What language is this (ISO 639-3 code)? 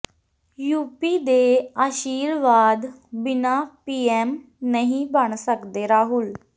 pan